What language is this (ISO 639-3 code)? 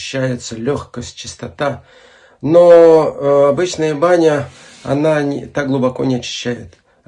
rus